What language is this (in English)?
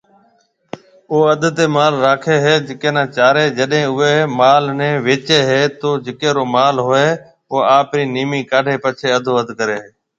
Marwari (Pakistan)